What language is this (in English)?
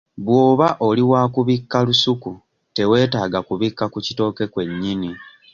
Ganda